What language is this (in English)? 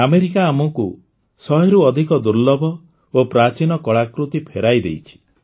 Odia